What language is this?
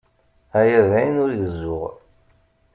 Kabyle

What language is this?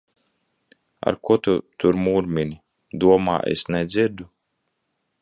Latvian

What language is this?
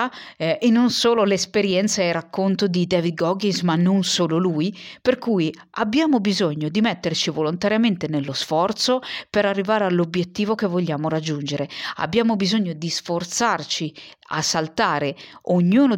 Italian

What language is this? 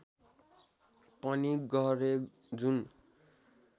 Nepali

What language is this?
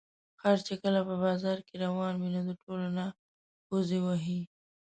Pashto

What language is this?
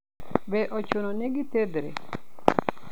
Luo (Kenya and Tanzania)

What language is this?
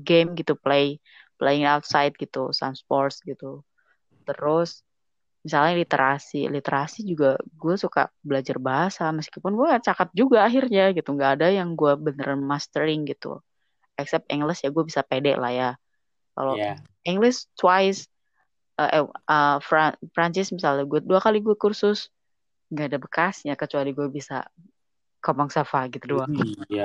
Indonesian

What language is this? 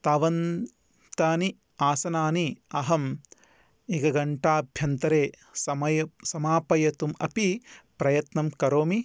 Sanskrit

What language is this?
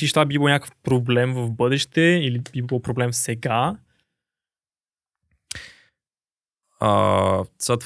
Bulgarian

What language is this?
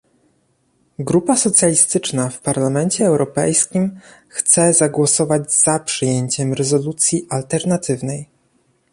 Polish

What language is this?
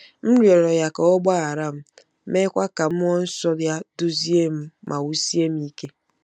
Igbo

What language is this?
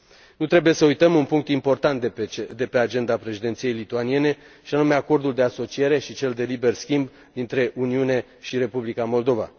Romanian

